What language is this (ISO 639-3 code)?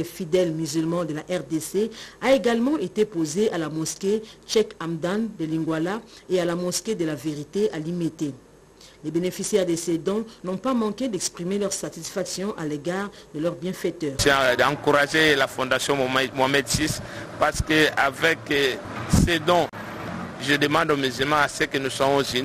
fra